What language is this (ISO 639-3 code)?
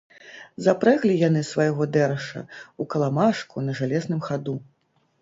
bel